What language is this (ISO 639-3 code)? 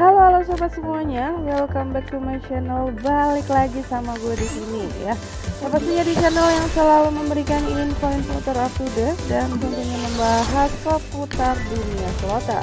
ind